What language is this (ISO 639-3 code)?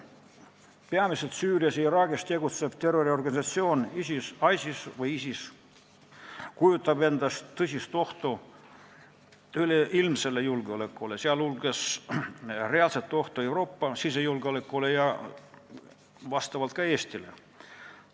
est